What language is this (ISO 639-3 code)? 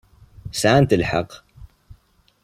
kab